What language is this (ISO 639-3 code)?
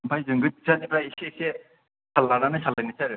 brx